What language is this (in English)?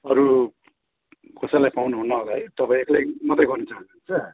Nepali